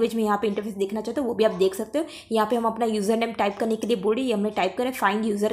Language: Hindi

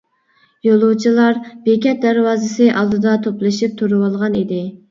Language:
Uyghur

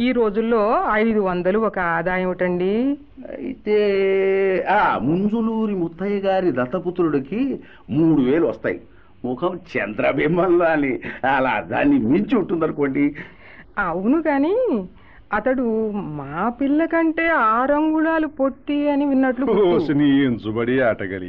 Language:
Telugu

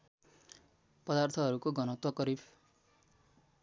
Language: Nepali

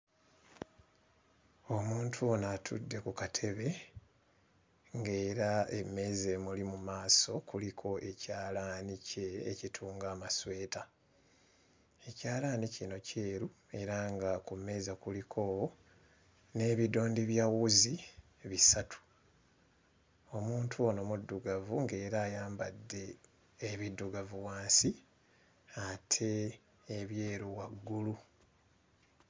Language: Ganda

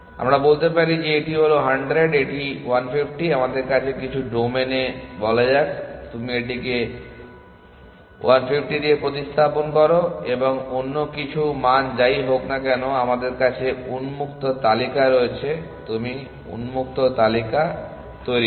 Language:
Bangla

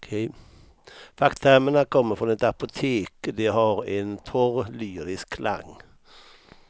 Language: Swedish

